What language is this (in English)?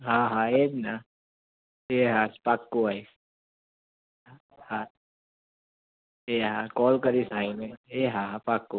Gujarati